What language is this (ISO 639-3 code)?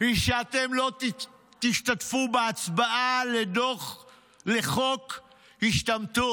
heb